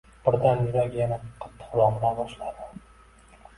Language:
Uzbek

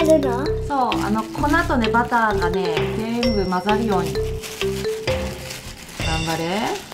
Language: Japanese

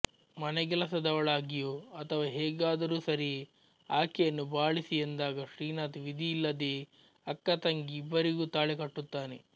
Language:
Kannada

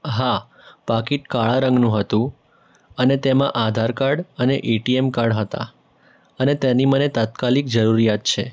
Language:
Gujarati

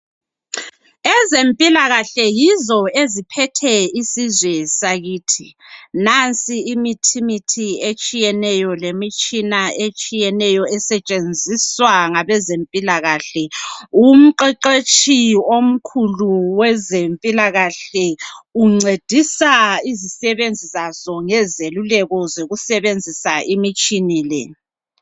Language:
North Ndebele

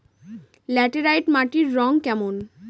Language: Bangla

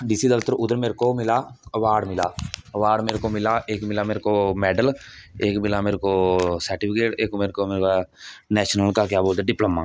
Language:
Dogri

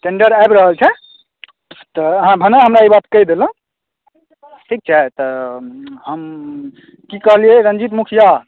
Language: Maithili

